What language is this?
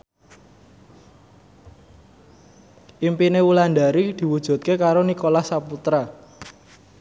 Javanese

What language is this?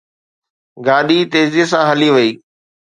Sindhi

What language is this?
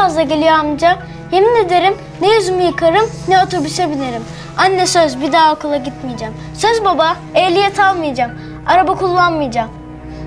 Turkish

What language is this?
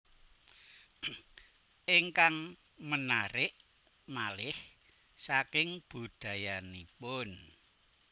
Javanese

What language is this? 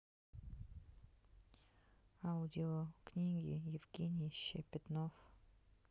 Russian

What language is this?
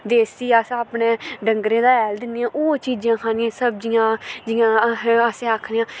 Dogri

